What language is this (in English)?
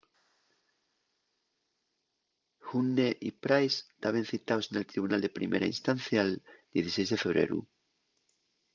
Asturian